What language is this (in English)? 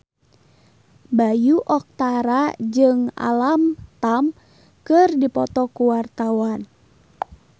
Sundanese